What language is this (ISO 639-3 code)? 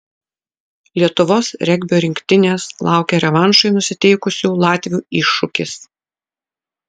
lit